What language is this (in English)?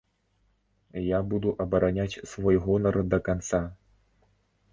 Belarusian